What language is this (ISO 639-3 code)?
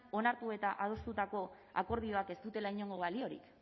eus